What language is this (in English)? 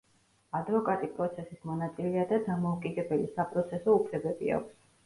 Georgian